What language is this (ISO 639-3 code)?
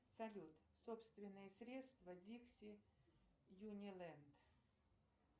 rus